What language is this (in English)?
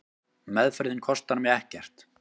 Icelandic